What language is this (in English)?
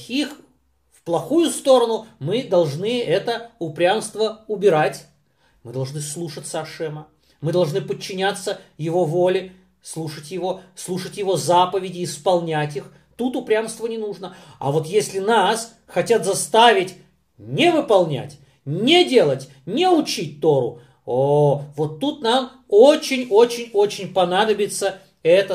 Russian